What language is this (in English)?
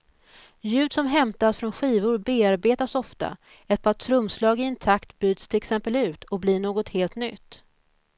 Swedish